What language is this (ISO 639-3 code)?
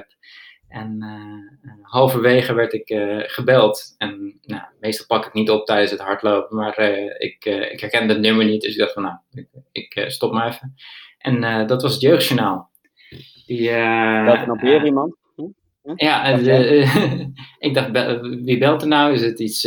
nld